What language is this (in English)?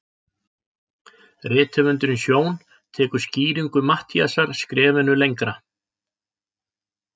Icelandic